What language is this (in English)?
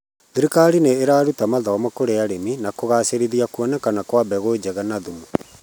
Kikuyu